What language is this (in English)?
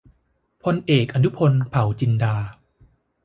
Thai